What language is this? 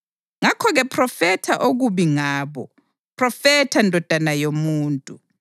North Ndebele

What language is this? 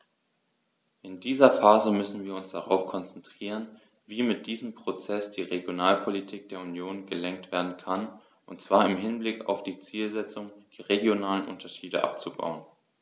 German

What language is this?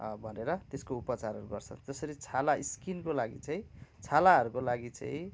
Nepali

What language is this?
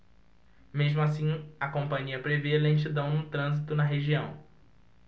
Portuguese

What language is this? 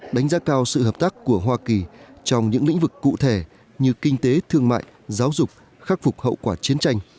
Vietnamese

